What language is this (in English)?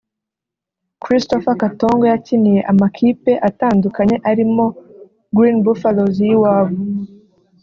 Kinyarwanda